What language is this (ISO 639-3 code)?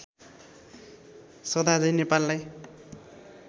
nep